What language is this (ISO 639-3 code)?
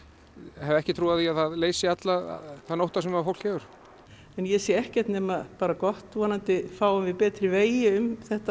isl